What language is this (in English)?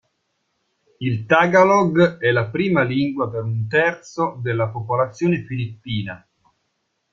Italian